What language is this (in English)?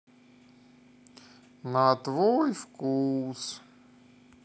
Russian